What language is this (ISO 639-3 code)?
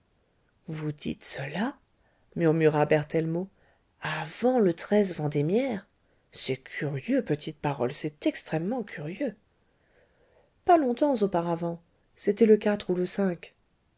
fra